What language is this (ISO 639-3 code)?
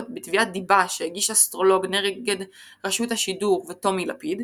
heb